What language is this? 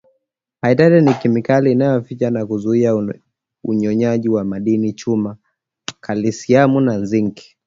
Swahili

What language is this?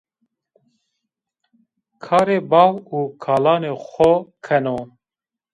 Zaza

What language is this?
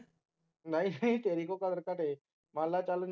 Punjabi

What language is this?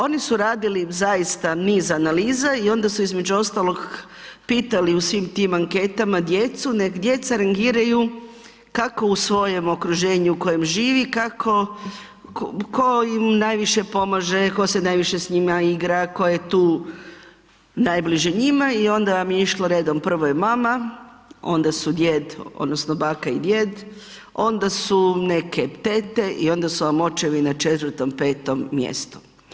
Croatian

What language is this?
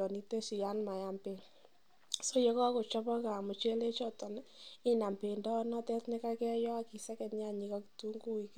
Kalenjin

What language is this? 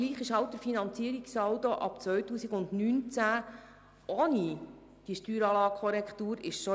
Swiss German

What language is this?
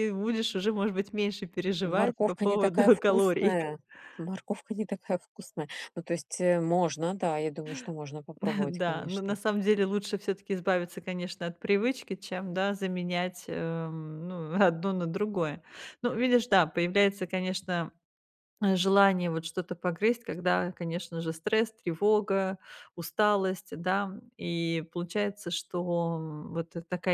Russian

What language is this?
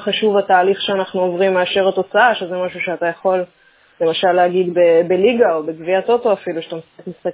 Hebrew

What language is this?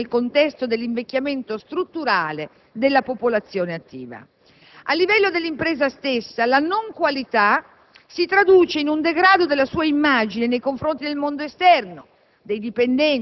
Italian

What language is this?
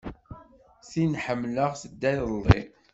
Kabyle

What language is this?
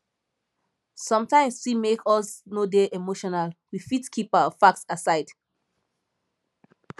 Nigerian Pidgin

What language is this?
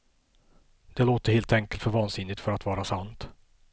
Swedish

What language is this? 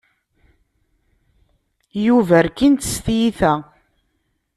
Kabyle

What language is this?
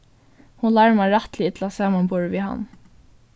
Faroese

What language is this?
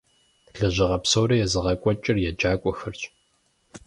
Kabardian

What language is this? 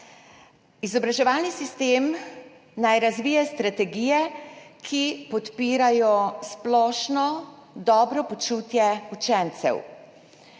Slovenian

